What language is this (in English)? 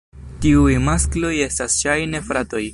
Esperanto